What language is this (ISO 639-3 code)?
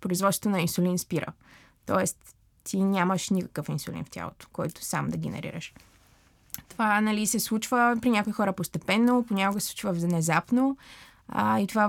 bul